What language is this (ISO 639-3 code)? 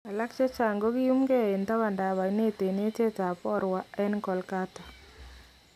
kln